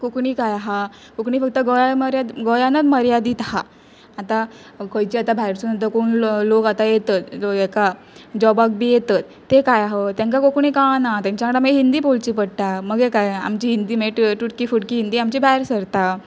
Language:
Konkani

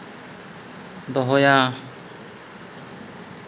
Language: Santali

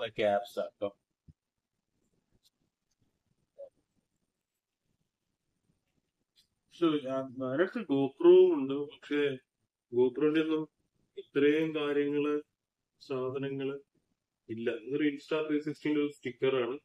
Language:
Malayalam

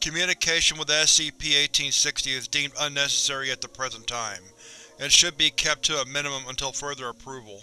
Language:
English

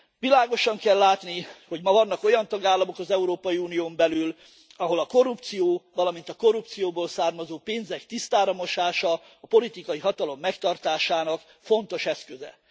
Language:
Hungarian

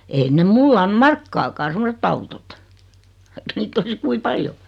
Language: Finnish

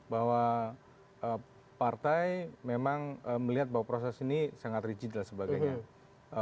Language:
Indonesian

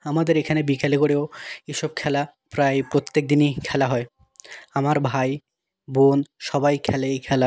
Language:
Bangla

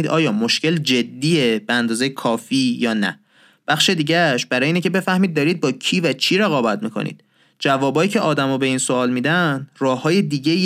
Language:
Persian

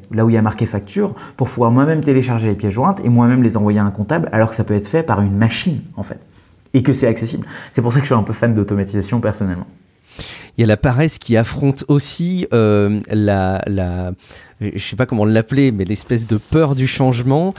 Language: French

